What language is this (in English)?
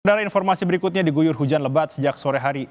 Indonesian